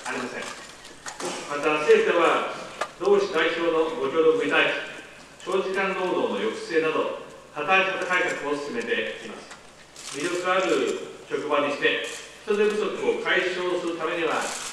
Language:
Japanese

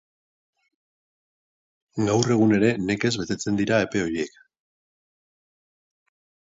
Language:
Basque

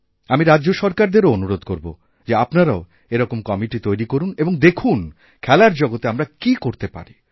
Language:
Bangla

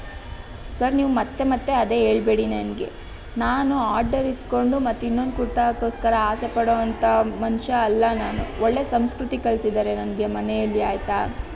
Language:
Kannada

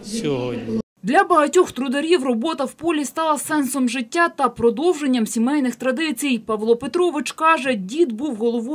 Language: Russian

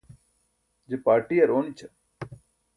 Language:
Burushaski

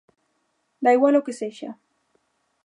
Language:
Galician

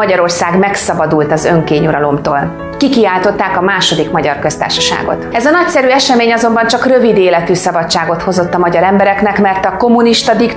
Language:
Hungarian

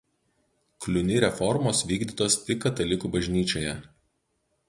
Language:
Lithuanian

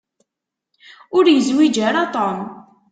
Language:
Kabyle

